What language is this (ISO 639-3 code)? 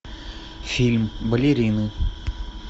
rus